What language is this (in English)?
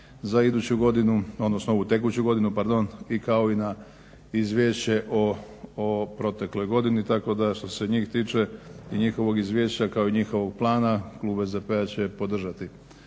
Croatian